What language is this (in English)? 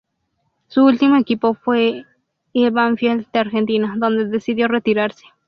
Spanish